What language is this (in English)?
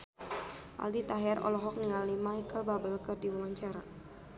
Sundanese